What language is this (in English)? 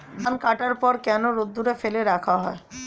Bangla